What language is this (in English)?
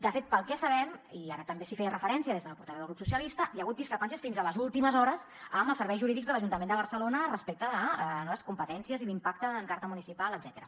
Catalan